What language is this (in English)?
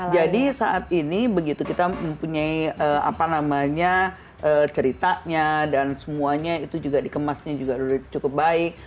Indonesian